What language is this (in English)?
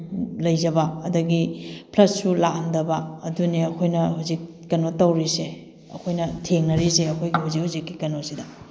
Manipuri